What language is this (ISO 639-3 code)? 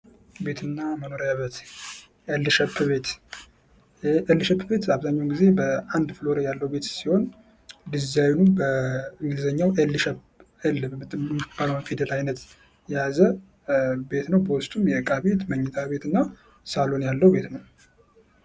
amh